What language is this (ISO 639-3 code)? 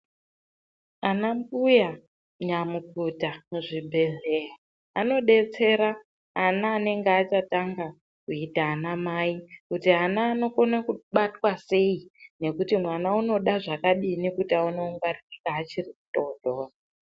ndc